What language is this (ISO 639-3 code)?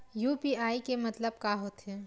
hne